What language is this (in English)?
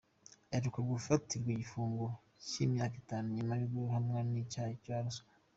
Kinyarwanda